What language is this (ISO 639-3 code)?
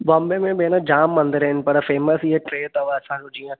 snd